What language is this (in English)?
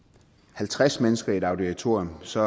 Danish